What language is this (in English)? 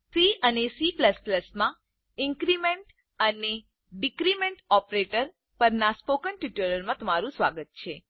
Gujarati